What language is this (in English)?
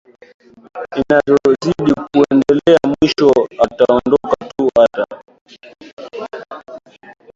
Swahili